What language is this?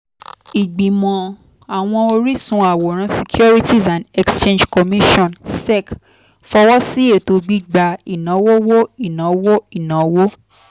Yoruba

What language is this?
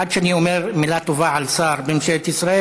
Hebrew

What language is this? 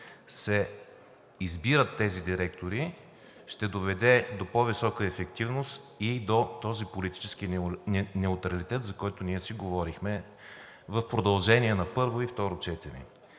Bulgarian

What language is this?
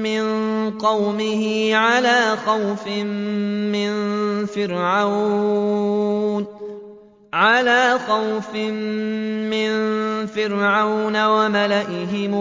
Arabic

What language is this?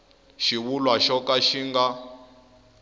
Tsonga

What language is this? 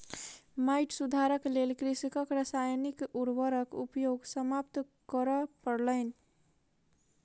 Maithili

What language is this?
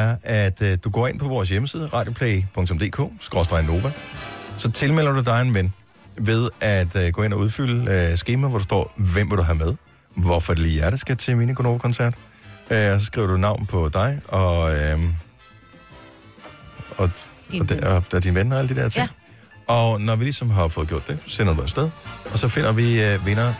Danish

